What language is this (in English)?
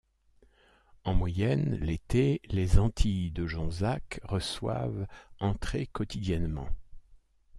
French